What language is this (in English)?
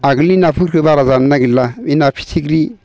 Bodo